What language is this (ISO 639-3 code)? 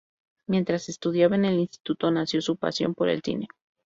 spa